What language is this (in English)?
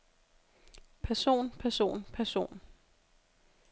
Danish